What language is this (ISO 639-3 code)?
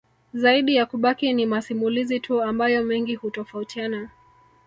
swa